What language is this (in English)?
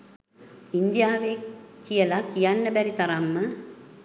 Sinhala